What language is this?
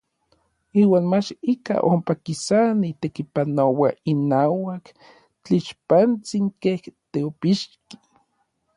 Orizaba Nahuatl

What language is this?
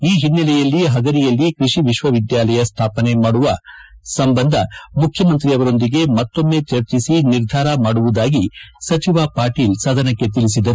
Kannada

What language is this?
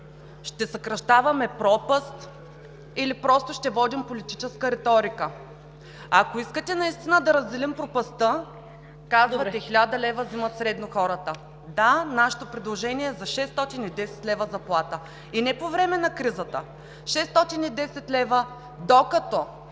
Bulgarian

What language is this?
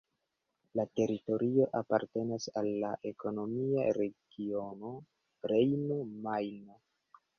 Esperanto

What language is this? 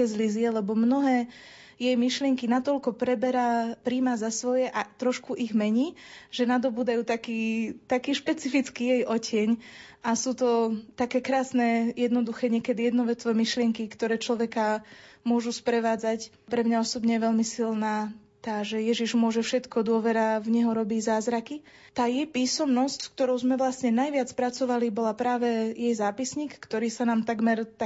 Slovak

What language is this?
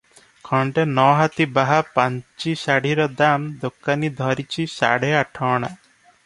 Odia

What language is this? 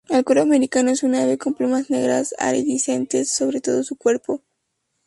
Spanish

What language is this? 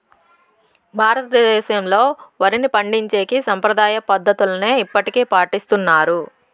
Telugu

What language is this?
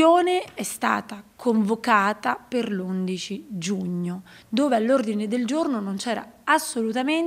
Italian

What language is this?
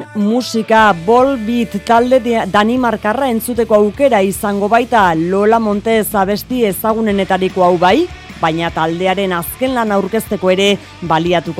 Spanish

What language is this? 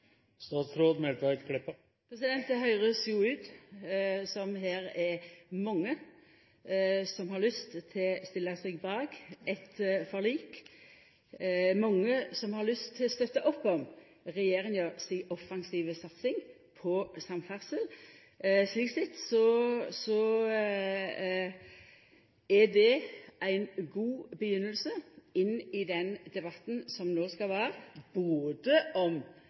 Norwegian Nynorsk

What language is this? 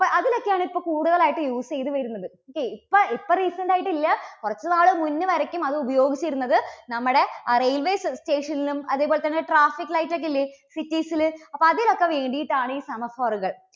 Malayalam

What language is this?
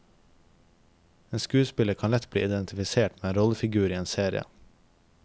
Norwegian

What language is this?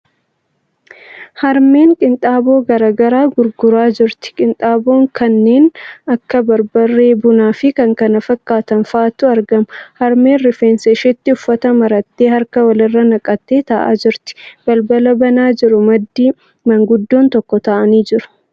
Oromo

